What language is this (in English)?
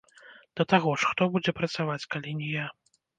Belarusian